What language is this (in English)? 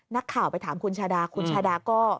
Thai